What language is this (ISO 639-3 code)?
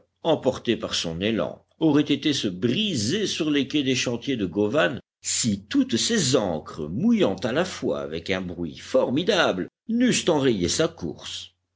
fra